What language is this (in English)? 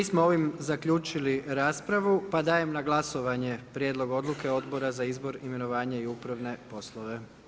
Croatian